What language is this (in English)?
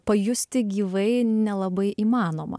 Lithuanian